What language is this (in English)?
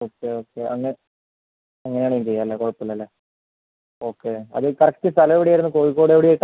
Malayalam